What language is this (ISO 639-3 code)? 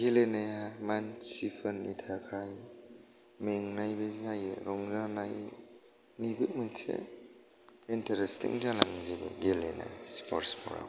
brx